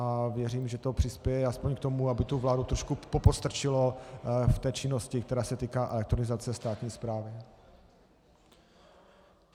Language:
Czech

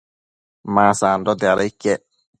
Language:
Matsés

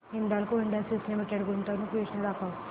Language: Marathi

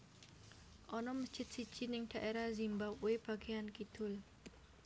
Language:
Javanese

